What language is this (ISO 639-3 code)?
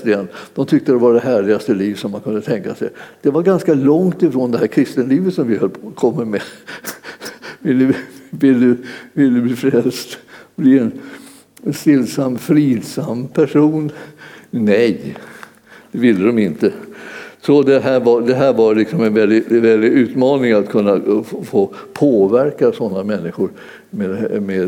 swe